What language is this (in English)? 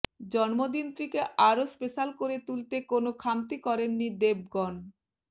Bangla